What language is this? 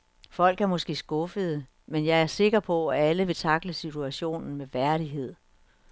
Danish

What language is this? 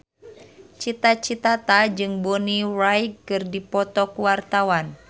Sundanese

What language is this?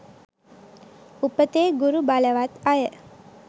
Sinhala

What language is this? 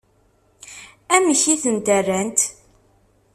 Kabyle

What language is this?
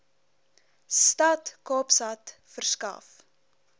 Afrikaans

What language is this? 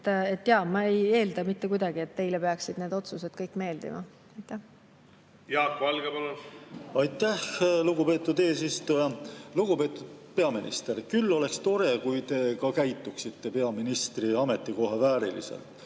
Estonian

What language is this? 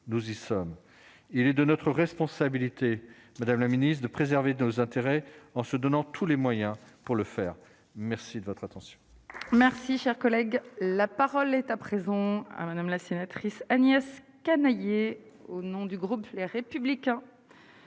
French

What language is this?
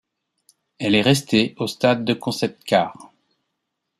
French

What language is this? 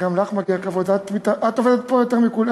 Hebrew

